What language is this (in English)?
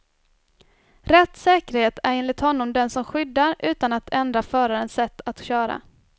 Swedish